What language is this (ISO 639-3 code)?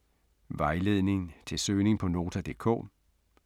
dan